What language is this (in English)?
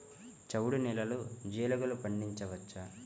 Telugu